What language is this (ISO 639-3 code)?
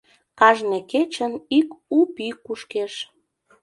chm